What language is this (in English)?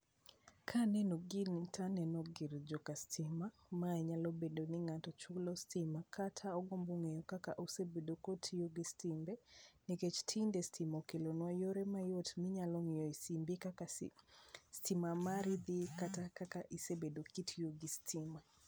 Luo (Kenya and Tanzania)